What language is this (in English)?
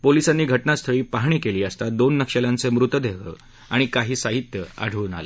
Marathi